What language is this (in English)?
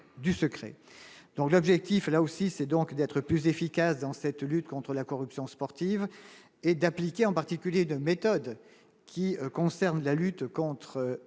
French